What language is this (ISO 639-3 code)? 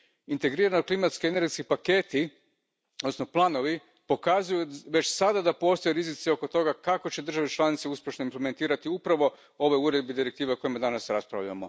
hrv